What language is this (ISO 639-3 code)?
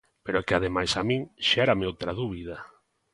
glg